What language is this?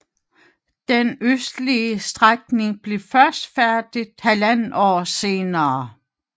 Danish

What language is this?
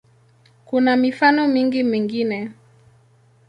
Swahili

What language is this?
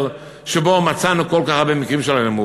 Hebrew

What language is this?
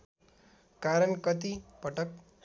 Nepali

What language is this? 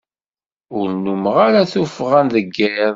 Kabyle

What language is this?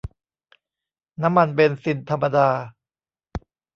Thai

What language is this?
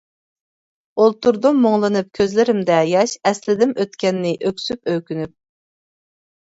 Uyghur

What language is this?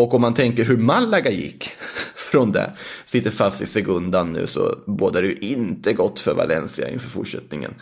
Swedish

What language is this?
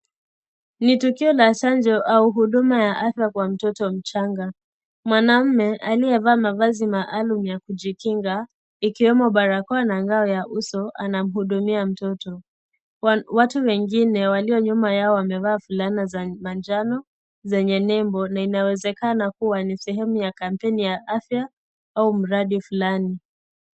Swahili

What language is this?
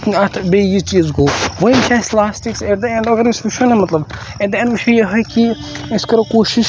Kashmiri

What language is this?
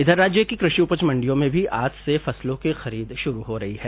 Hindi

